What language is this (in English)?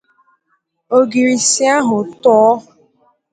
Igbo